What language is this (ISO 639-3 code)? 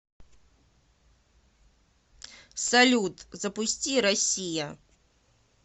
rus